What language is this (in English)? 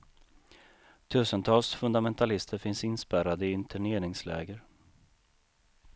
Swedish